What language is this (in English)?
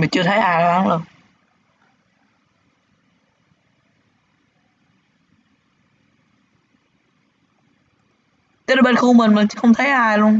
Vietnamese